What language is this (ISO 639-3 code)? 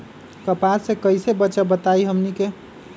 mag